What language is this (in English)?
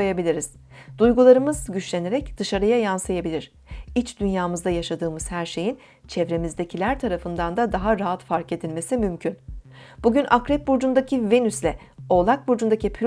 Turkish